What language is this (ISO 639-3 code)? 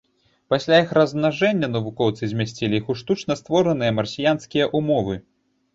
bel